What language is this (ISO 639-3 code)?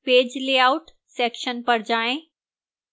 hin